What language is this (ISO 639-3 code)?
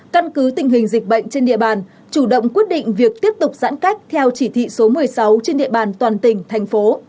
vie